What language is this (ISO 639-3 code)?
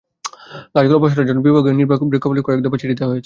ben